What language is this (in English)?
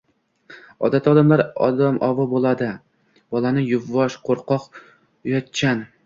Uzbek